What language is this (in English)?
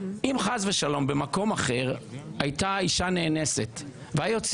Hebrew